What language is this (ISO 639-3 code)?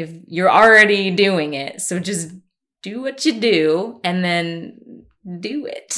eng